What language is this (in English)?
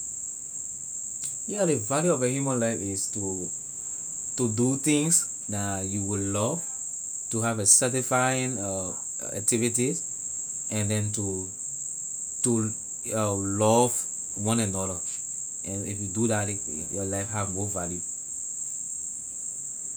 Liberian English